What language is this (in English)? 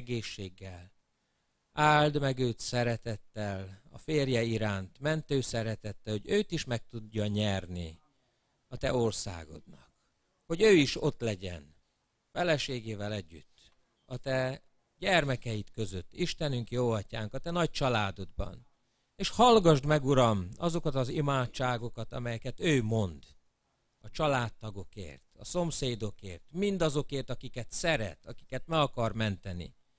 Hungarian